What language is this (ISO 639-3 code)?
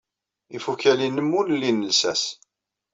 kab